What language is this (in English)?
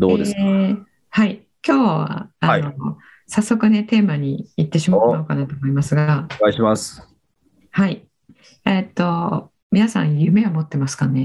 Japanese